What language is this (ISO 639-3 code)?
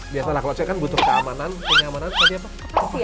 ind